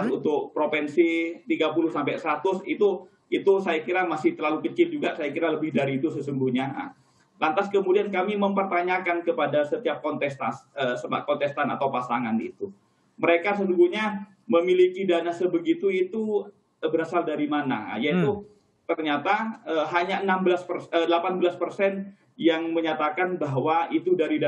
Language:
Indonesian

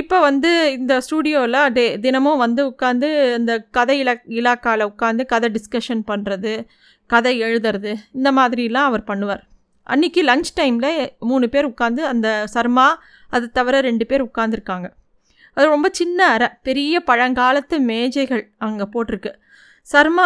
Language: Tamil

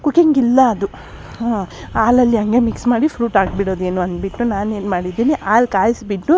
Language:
Kannada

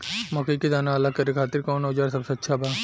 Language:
Bhojpuri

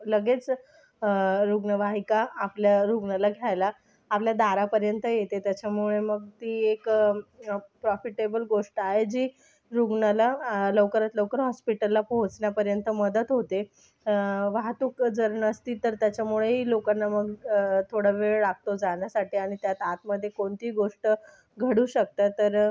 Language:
Marathi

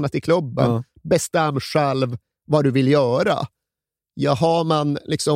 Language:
Swedish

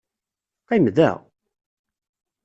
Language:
Kabyle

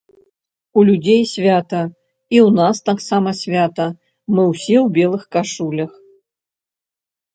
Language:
Belarusian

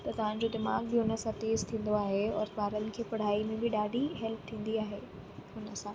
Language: Sindhi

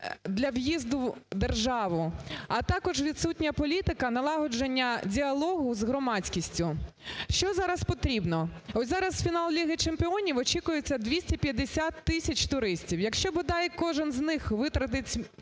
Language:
Ukrainian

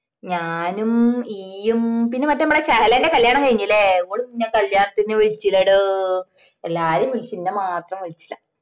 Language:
Malayalam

